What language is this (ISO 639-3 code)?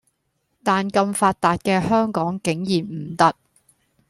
yue